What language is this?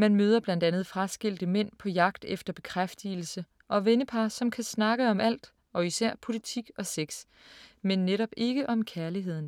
Danish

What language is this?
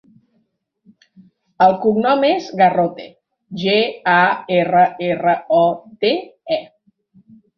Catalan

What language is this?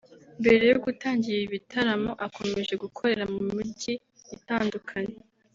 Kinyarwanda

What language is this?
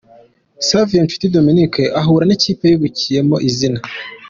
Kinyarwanda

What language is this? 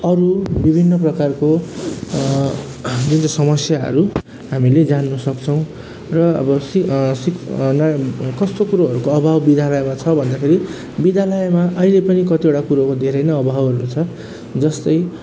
Nepali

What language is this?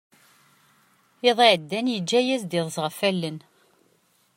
Kabyle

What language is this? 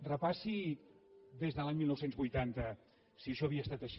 Catalan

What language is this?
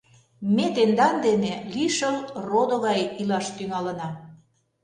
Mari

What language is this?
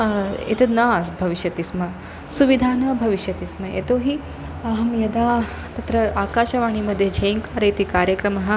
Sanskrit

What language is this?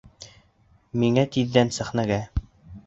Bashkir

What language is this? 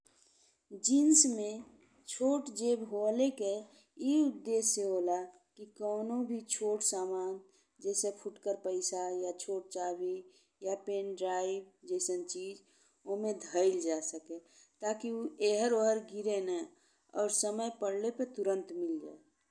Bhojpuri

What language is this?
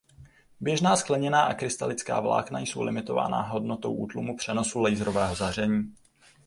Czech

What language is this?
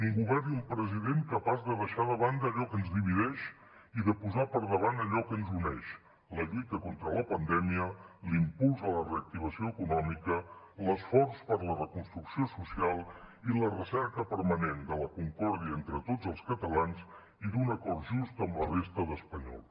Catalan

